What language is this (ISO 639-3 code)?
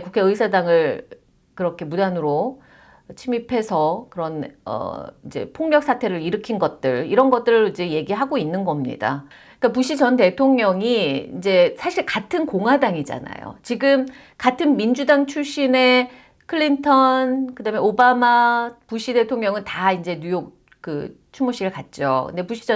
kor